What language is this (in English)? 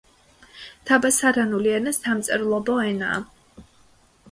Georgian